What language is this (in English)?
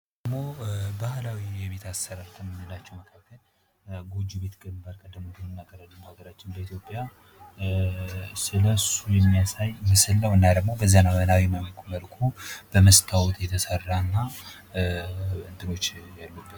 Amharic